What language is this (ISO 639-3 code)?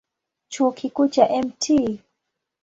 swa